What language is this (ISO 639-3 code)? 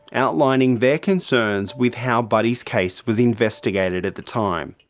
eng